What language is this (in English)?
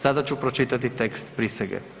Croatian